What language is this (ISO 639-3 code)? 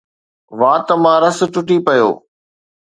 snd